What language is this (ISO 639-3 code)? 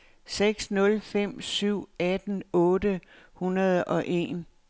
dan